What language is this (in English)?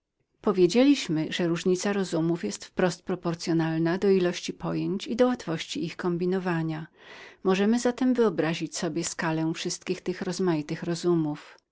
Polish